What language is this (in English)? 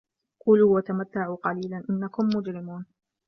Arabic